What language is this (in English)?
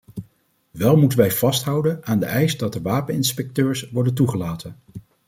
Dutch